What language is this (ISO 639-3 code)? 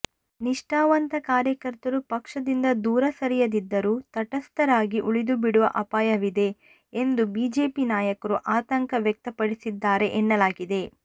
kan